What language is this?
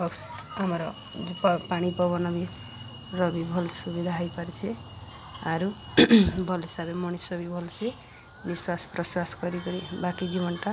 Odia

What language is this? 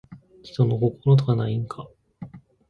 Japanese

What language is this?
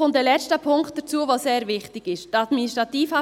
Swiss German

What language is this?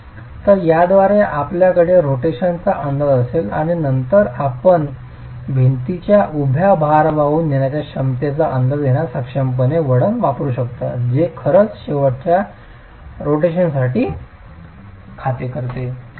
Marathi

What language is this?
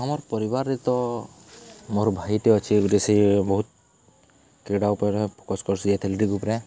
Odia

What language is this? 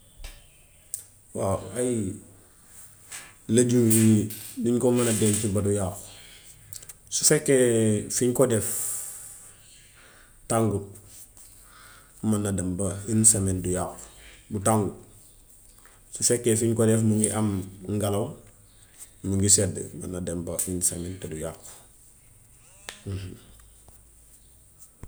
Gambian Wolof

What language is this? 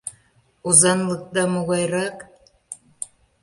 Mari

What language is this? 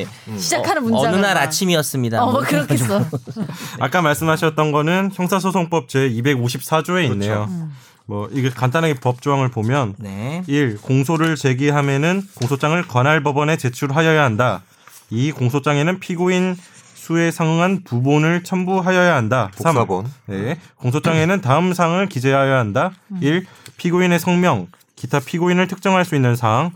Korean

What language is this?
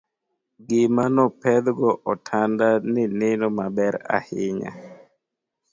Luo (Kenya and Tanzania)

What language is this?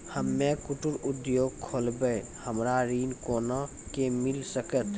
Maithili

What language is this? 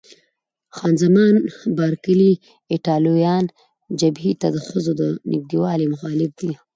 Pashto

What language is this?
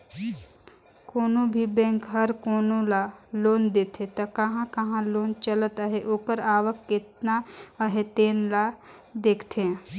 Chhattisgarhi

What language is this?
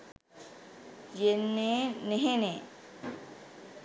Sinhala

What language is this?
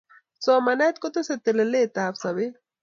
Kalenjin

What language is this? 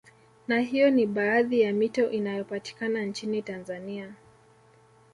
Swahili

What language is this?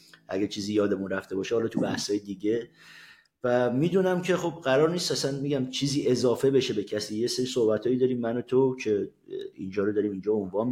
Persian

